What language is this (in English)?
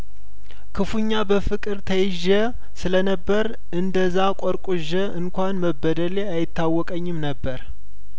Amharic